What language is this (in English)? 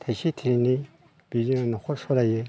Bodo